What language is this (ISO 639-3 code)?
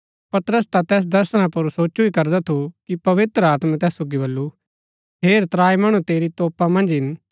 gbk